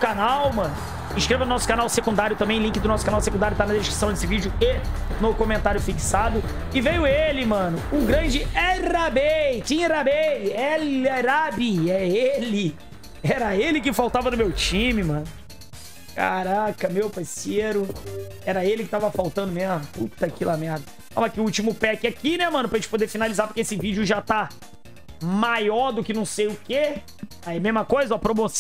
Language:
Portuguese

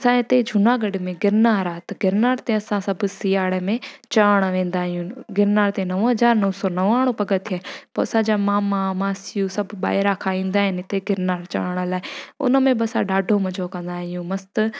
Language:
Sindhi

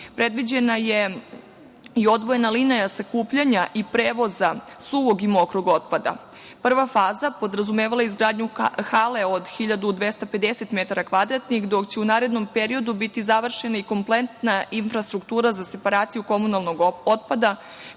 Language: Serbian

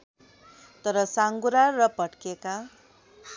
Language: Nepali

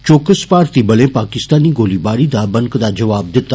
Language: Dogri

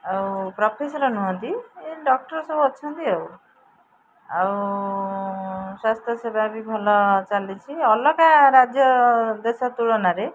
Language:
Odia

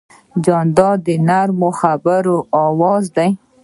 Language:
Pashto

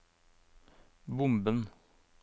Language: Norwegian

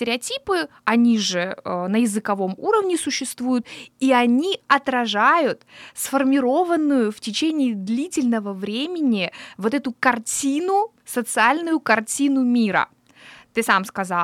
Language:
Russian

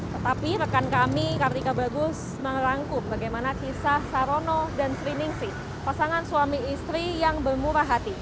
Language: Indonesian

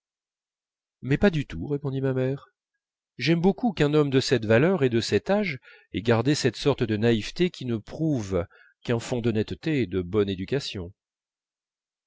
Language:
French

